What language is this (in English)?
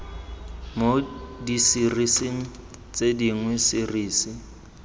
Tswana